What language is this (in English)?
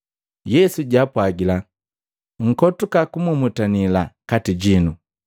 Matengo